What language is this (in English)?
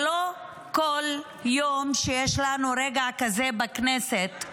Hebrew